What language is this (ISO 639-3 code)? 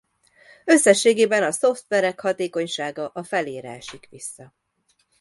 hun